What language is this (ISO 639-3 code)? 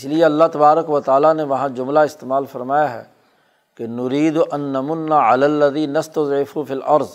urd